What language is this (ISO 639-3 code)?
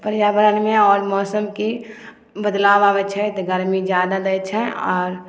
mai